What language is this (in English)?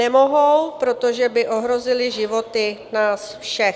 Czech